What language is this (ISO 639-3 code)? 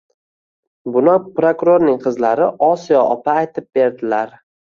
uzb